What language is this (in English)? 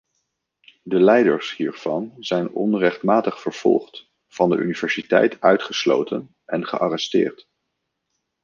Dutch